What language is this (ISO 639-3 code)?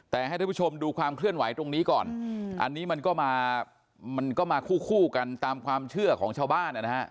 tha